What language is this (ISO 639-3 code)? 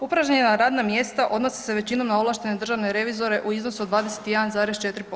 hrv